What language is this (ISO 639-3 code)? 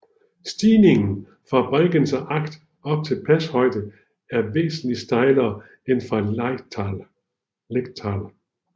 dan